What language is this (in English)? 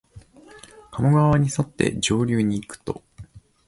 Japanese